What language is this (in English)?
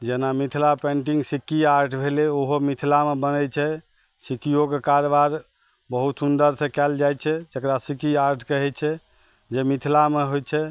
Maithili